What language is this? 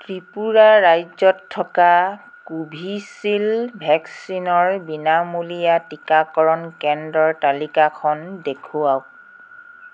Assamese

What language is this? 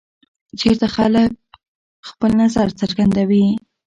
Pashto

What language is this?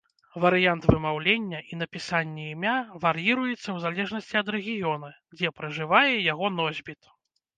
Belarusian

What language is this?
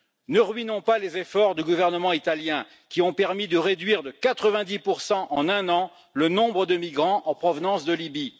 French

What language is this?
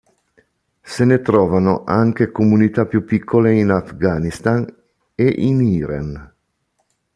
Italian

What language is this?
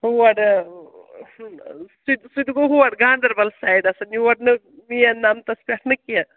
Kashmiri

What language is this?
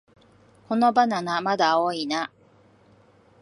Japanese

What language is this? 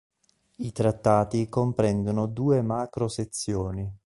Italian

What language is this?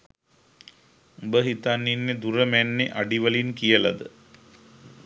Sinhala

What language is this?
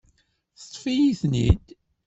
Kabyle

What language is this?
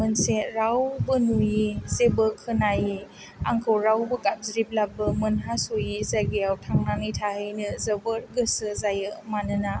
Bodo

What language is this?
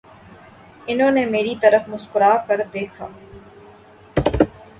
Urdu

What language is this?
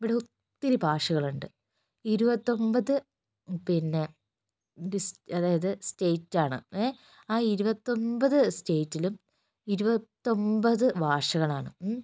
Malayalam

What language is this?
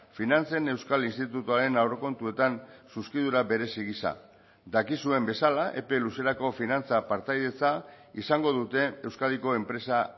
Basque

